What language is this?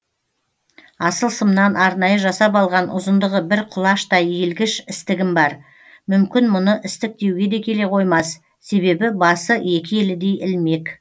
Kazakh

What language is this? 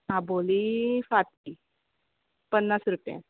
Konkani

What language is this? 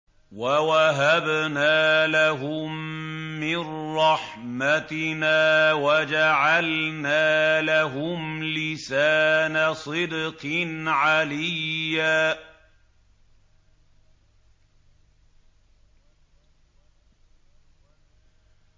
Arabic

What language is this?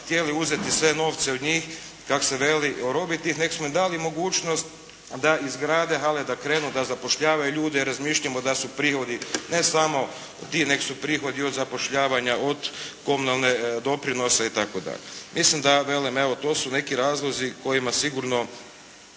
Croatian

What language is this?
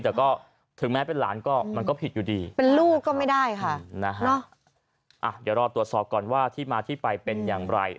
Thai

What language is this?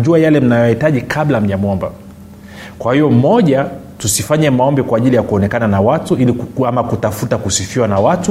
Swahili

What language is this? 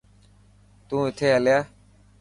Dhatki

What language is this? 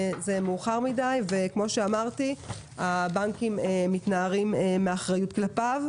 Hebrew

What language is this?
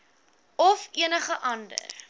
Afrikaans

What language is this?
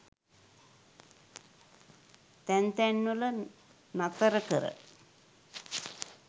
Sinhala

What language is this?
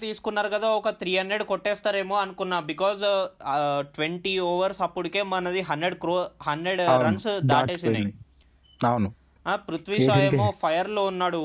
Telugu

